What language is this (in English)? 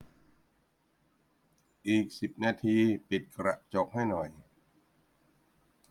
Thai